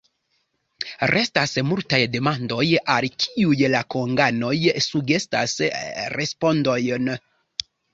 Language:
Esperanto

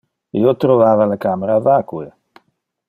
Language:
Interlingua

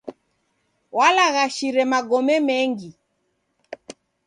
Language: Taita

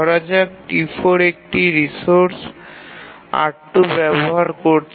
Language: Bangla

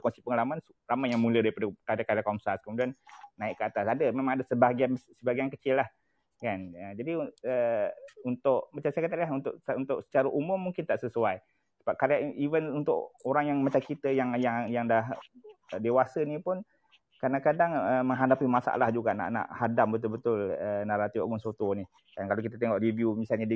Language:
Malay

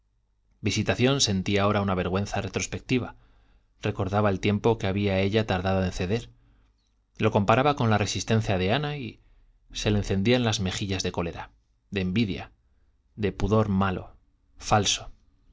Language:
Spanish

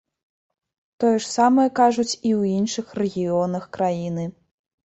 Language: Belarusian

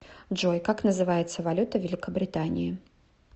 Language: Russian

